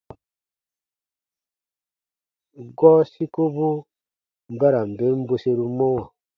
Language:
Baatonum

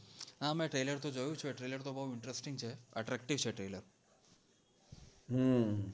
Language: Gujarati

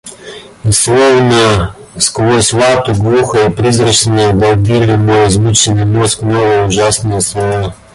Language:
Russian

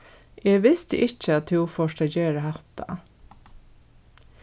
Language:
Faroese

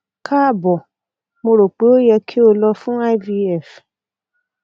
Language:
Yoruba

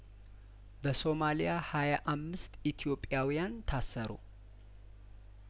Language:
Amharic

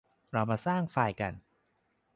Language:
Thai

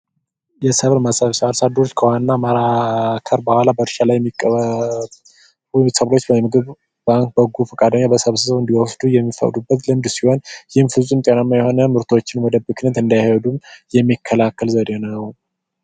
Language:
Amharic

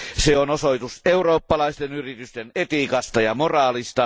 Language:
Finnish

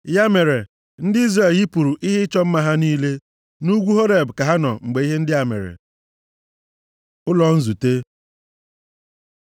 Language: Igbo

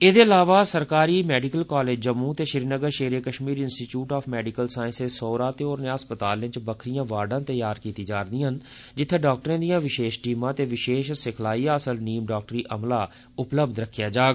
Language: Dogri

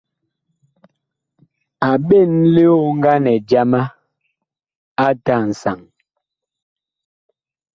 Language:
Bakoko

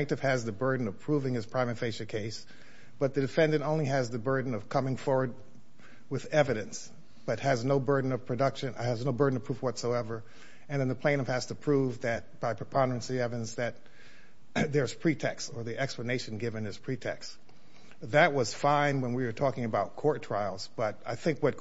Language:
English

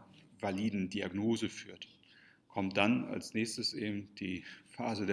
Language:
German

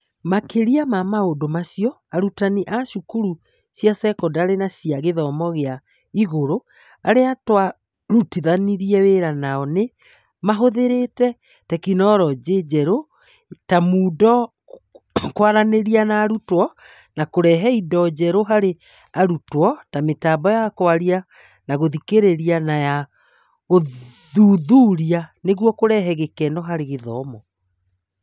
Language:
Kikuyu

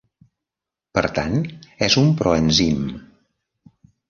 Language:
Catalan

